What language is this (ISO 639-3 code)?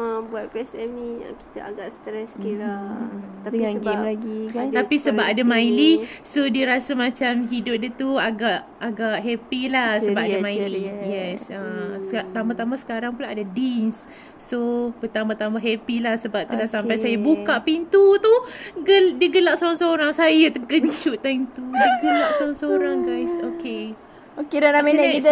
msa